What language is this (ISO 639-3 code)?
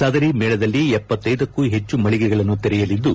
kan